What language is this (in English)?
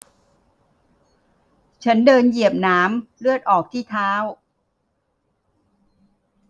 Thai